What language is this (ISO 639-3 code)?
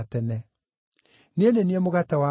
kik